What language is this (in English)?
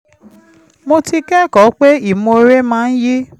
Yoruba